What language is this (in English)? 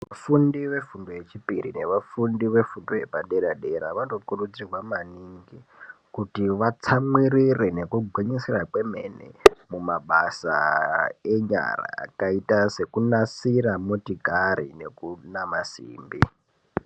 Ndau